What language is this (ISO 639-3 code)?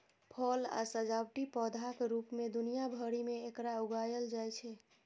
mai